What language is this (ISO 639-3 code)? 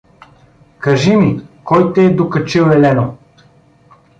bul